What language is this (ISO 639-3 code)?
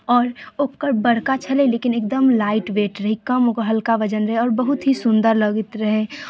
mai